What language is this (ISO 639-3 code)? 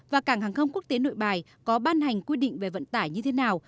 vie